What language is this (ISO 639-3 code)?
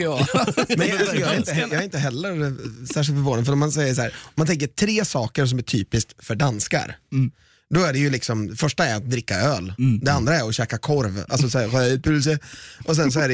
swe